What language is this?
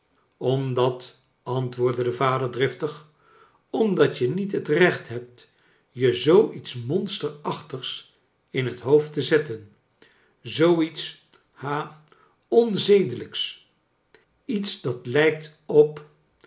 Dutch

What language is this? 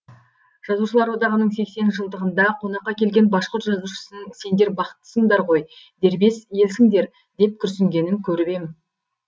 Kazakh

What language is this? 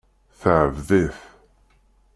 Kabyle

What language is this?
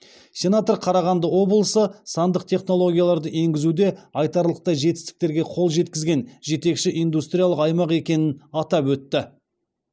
Kazakh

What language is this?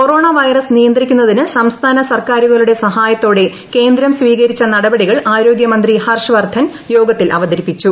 Malayalam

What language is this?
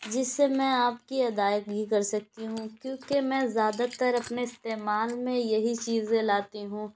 Urdu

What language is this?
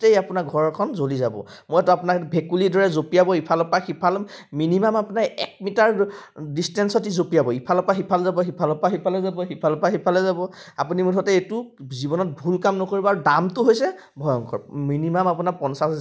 Assamese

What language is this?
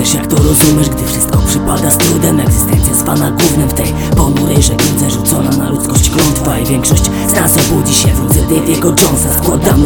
Polish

